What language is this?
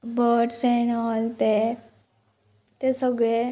Konkani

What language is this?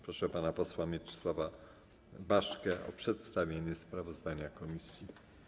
Polish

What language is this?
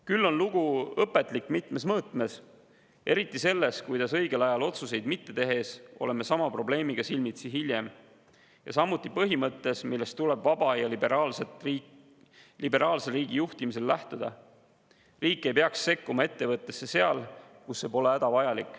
Estonian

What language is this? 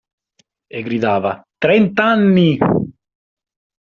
Italian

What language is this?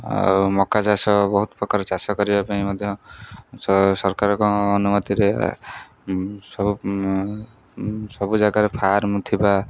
Odia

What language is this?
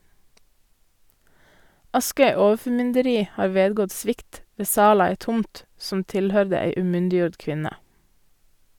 Norwegian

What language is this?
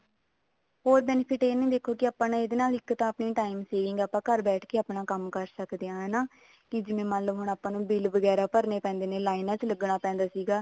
Punjabi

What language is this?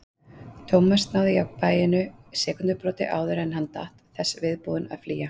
Icelandic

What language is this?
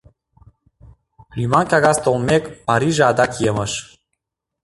Mari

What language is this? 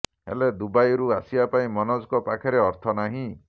Odia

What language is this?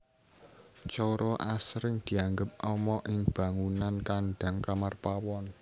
Javanese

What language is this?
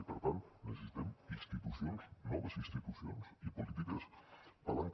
Catalan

